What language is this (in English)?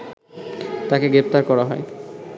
Bangla